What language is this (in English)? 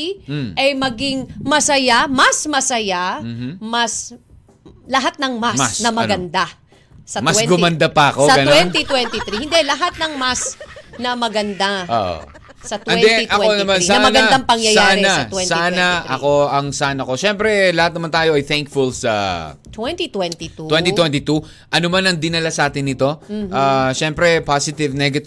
Filipino